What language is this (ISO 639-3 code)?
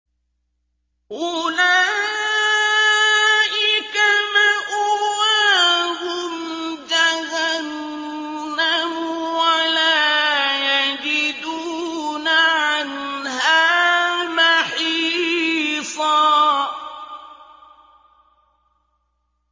ara